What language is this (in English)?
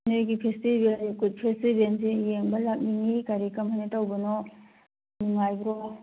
Manipuri